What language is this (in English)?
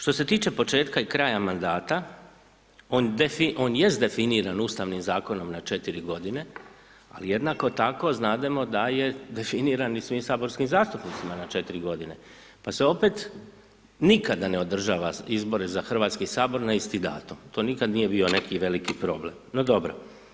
Croatian